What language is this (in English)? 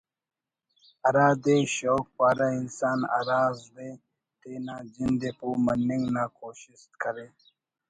Brahui